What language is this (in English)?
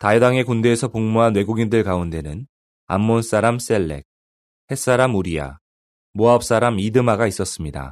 Korean